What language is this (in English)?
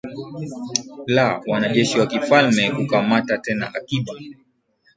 Swahili